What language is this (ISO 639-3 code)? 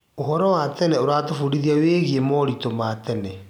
kik